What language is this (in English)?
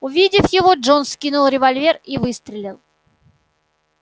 Russian